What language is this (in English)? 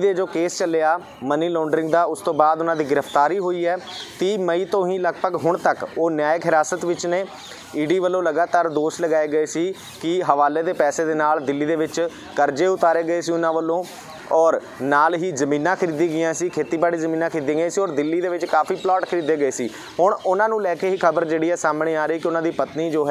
Hindi